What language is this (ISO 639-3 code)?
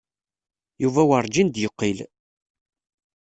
kab